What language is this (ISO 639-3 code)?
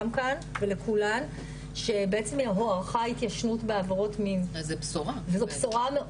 heb